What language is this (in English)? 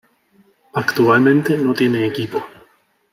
Spanish